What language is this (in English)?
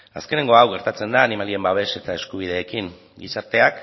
Basque